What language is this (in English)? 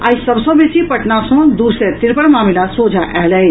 Maithili